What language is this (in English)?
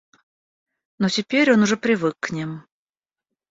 Russian